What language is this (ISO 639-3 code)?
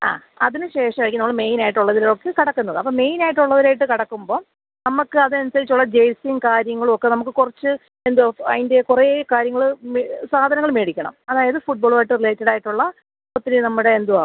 mal